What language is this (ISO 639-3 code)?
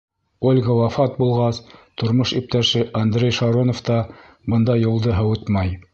bak